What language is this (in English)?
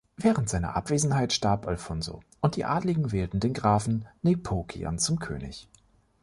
German